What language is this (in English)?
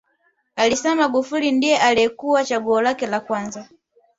Swahili